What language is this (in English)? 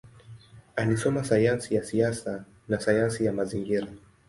Swahili